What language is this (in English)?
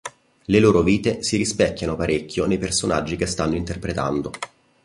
Italian